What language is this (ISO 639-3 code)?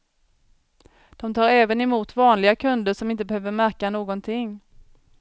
swe